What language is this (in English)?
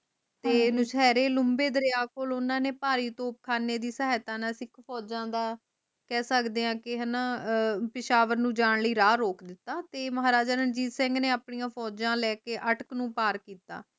Punjabi